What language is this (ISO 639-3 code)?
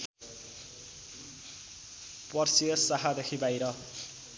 nep